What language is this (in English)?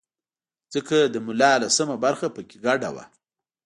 Pashto